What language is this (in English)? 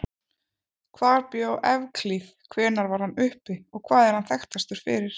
Icelandic